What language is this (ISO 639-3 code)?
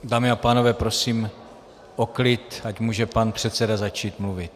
ces